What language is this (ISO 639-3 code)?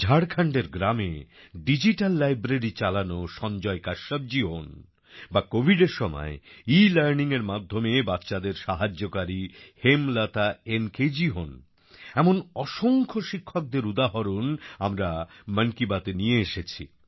ben